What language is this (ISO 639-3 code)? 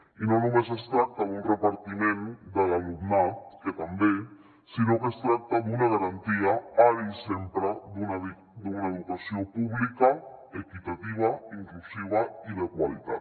cat